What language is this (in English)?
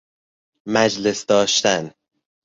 Persian